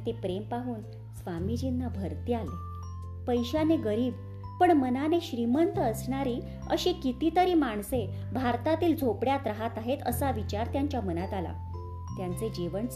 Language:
Marathi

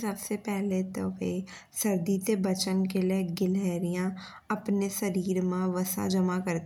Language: Bundeli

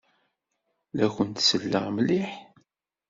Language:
Kabyle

